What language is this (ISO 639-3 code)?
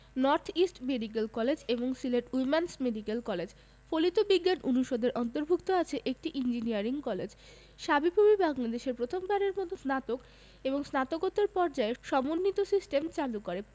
ben